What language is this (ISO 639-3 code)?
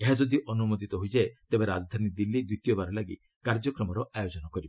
ori